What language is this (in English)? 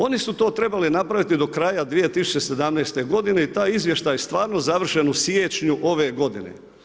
Croatian